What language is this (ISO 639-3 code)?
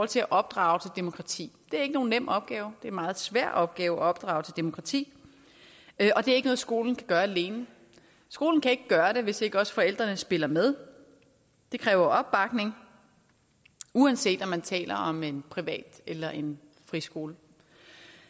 dan